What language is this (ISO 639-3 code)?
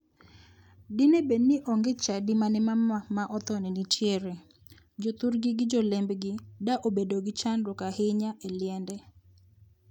luo